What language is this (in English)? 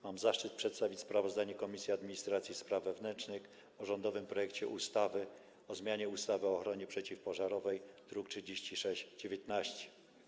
Polish